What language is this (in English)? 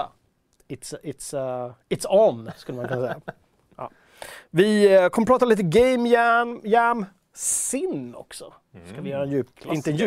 Swedish